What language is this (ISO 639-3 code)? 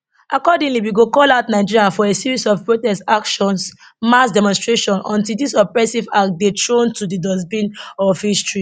pcm